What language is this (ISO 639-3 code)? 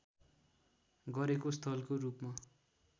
nep